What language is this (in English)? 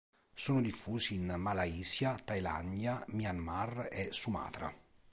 Italian